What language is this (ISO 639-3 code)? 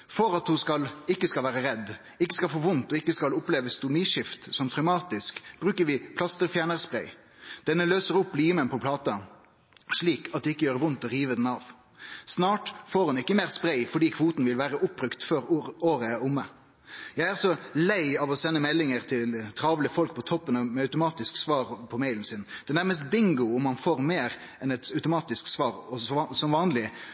nno